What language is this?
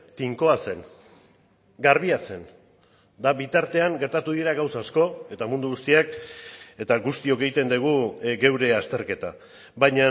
Basque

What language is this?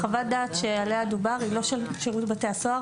Hebrew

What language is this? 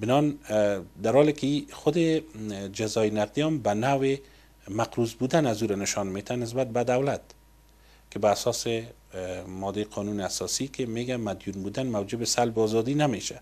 Persian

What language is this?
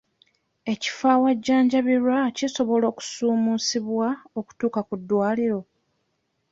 Ganda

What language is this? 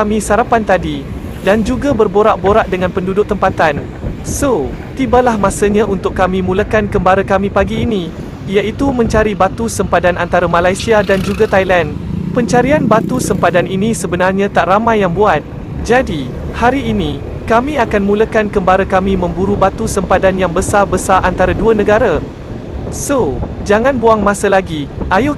Malay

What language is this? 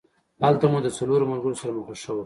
Pashto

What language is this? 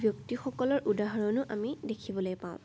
Assamese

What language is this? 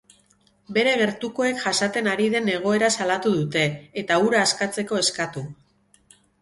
Basque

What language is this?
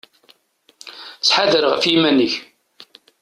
Kabyle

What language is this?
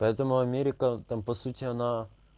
Russian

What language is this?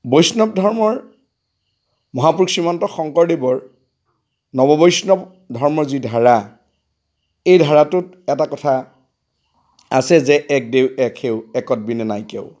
Assamese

